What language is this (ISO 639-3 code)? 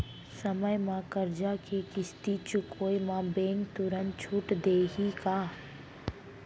hne